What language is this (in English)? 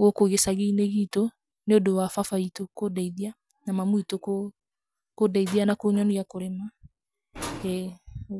Kikuyu